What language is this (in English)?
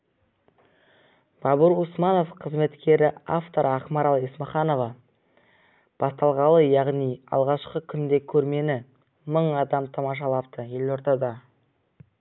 Kazakh